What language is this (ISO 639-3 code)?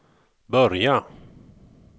swe